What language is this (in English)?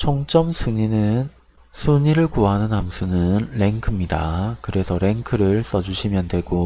Korean